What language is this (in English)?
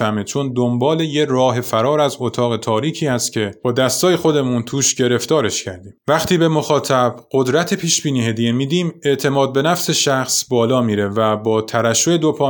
Persian